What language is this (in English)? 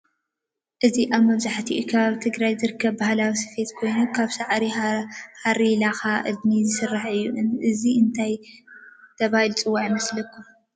Tigrinya